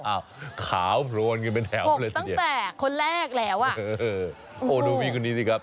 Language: Thai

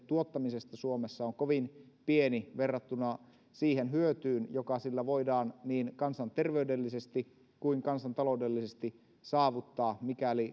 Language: Finnish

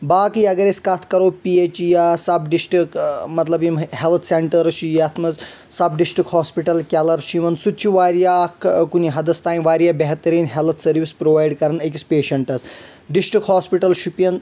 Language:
Kashmiri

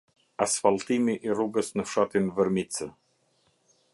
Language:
Albanian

